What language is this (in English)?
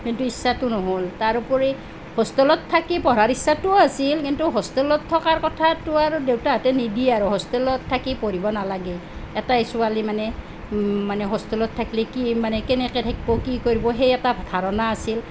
Assamese